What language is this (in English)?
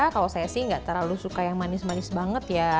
Indonesian